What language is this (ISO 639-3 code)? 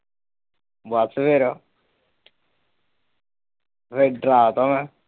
pan